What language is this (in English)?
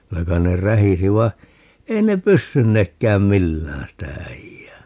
Finnish